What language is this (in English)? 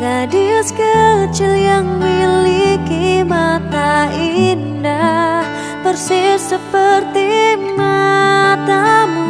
Indonesian